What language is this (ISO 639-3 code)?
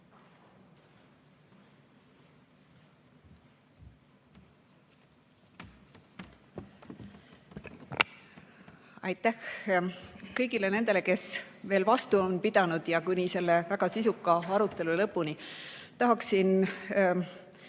est